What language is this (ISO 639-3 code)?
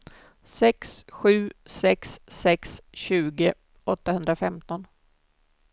swe